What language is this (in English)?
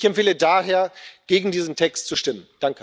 German